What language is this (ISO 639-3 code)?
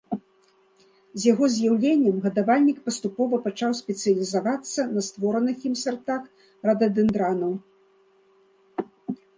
bel